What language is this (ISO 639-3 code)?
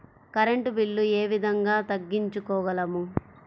tel